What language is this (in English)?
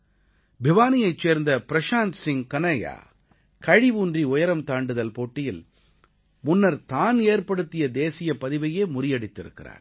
Tamil